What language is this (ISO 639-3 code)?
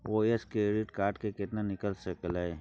mai